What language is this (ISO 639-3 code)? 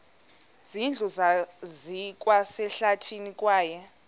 xho